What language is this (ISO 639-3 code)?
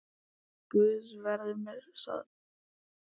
isl